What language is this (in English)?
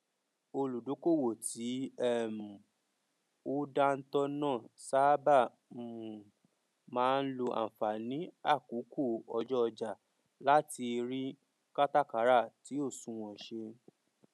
Yoruba